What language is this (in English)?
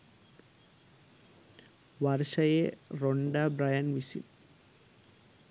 Sinhala